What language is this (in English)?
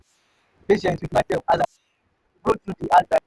Nigerian Pidgin